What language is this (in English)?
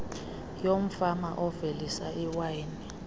Xhosa